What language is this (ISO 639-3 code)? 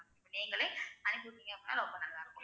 tam